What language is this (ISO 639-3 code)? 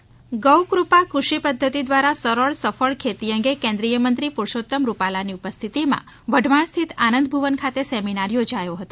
guj